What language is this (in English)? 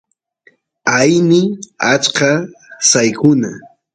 Santiago del Estero Quichua